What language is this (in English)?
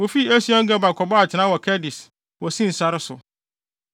Akan